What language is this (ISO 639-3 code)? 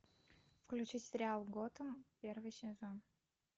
rus